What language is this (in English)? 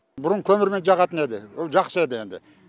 Kazakh